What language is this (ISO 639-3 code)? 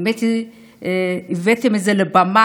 heb